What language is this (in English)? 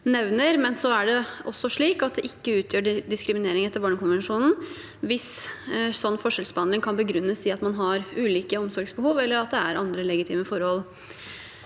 Norwegian